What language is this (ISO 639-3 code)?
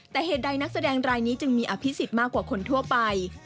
tha